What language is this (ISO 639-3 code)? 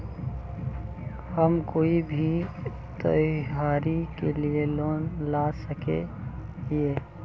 mag